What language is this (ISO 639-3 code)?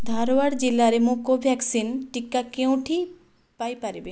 ori